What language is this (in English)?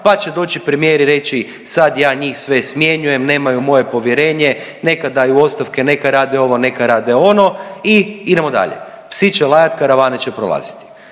Croatian